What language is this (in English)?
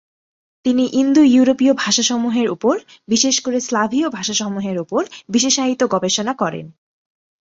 Bangla